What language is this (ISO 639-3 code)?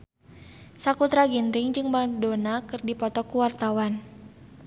sun